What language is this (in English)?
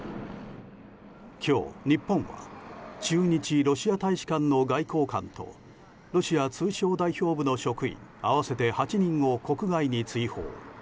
Japanese